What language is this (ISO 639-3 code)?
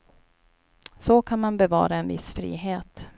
swe